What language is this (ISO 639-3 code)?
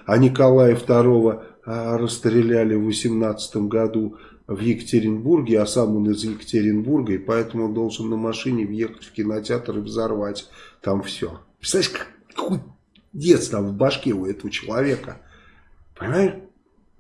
rus